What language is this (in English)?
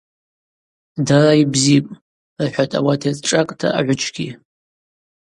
Abaza